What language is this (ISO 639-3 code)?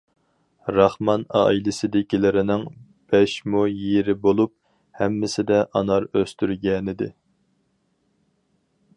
uig